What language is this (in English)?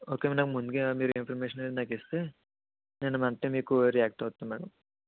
Telugu